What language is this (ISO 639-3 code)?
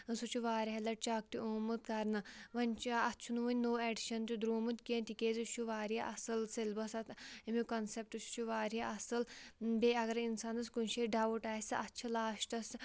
kas